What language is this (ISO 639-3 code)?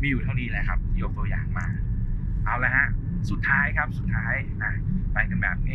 tha